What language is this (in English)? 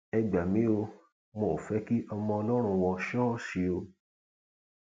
Yoruba